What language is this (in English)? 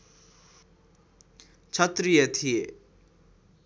Nepali